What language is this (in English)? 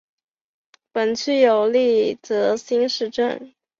Chinese